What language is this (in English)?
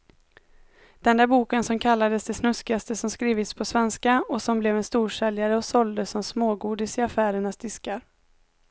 Swedish